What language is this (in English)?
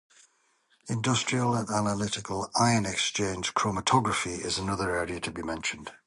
English